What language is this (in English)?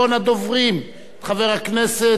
Hebrew